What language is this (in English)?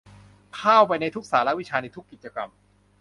Thai